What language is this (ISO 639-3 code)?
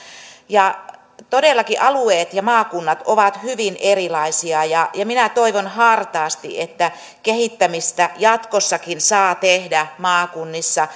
fin